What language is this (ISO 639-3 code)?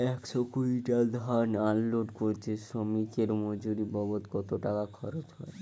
ben